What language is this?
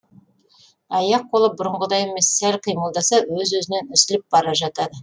Kazakh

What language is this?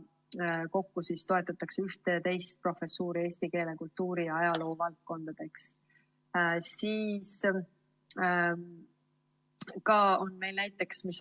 Estonian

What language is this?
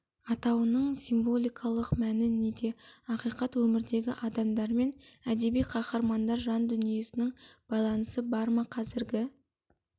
Kazakh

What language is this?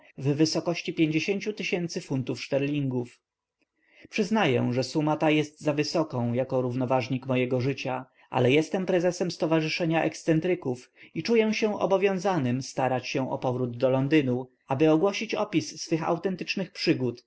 Polish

